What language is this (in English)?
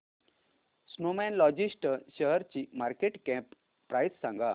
Marathi